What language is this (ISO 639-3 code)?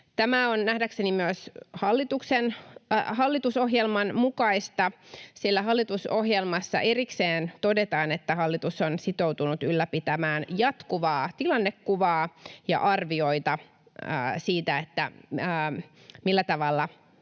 fin